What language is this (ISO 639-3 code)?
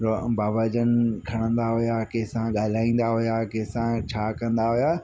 snd